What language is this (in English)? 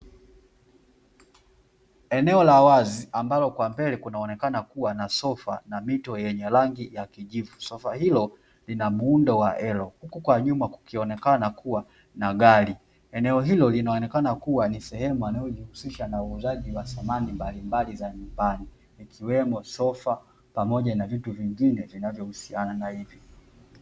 Swahili